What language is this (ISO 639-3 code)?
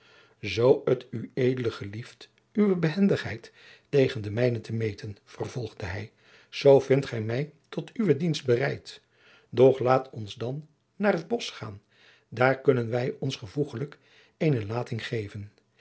nld